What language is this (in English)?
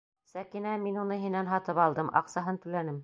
Bashkir